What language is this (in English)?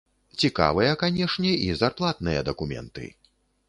Belarusian